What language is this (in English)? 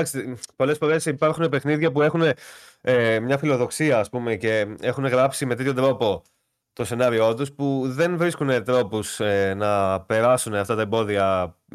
Greek